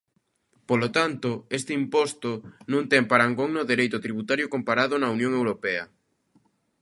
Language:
Galician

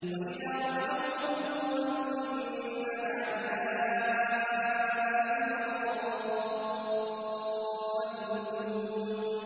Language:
Arabic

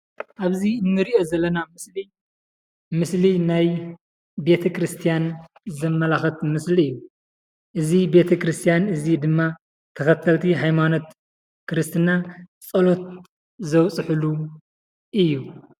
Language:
Tigrinya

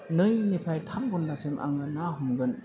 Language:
Bodo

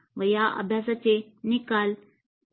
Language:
Marathi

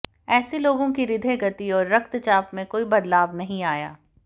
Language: Hindi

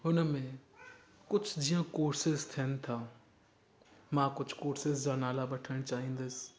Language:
Sindhi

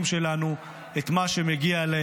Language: Hebrew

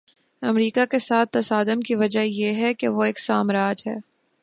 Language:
Urdu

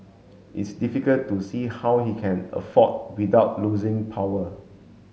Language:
English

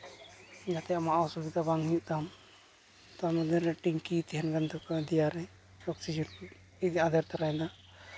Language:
Santali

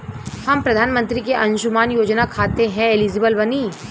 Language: Bhojpuri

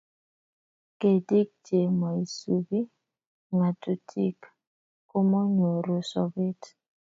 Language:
Kalenjin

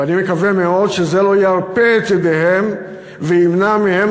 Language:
Hebrew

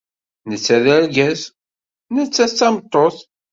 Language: Kabyle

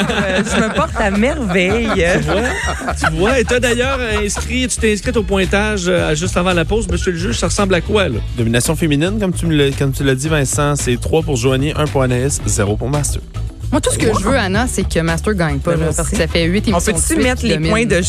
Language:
French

